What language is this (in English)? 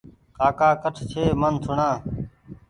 Goaria